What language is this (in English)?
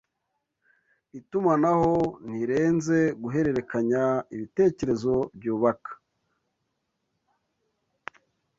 Kinyarwanda